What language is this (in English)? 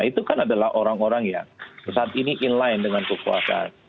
Indonesian